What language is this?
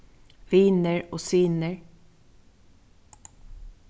Faroese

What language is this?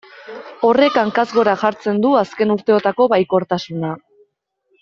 Basque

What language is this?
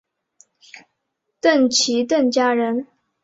Chinese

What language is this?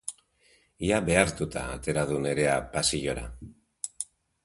Basque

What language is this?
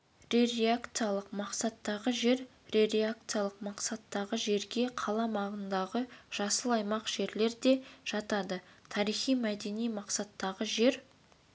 Kazakh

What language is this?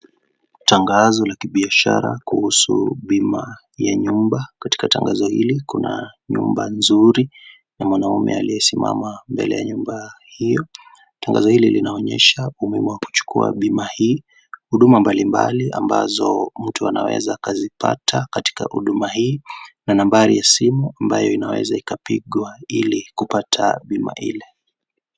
Swahili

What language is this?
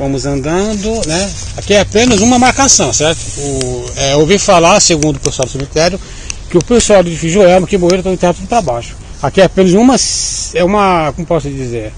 Portuguese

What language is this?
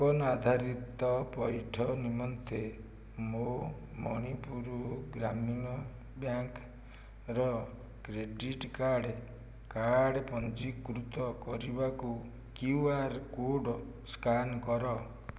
Odia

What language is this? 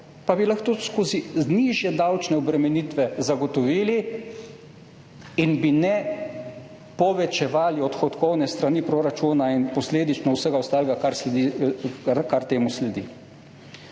Slovenian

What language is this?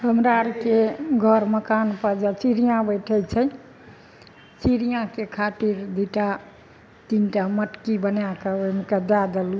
Maithili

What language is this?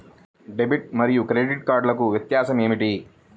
Telugu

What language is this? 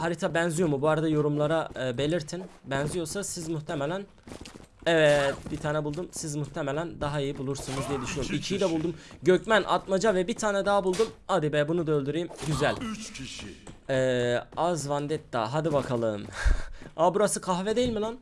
Turkish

